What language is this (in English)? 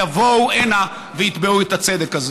Hebrew